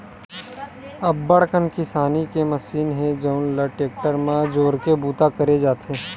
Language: Chhattisgarhi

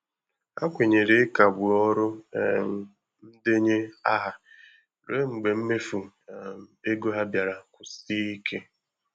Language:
Igbo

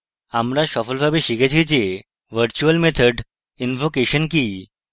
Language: Bangla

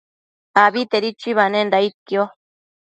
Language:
Matsés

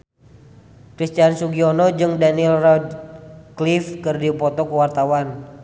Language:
Sundanese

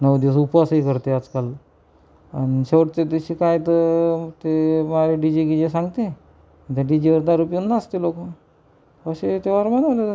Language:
Marathi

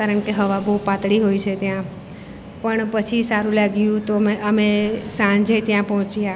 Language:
Gujarati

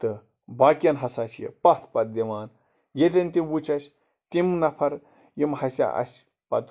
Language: Kashmiri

